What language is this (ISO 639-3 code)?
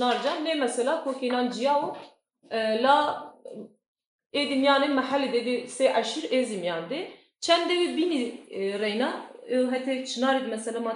tur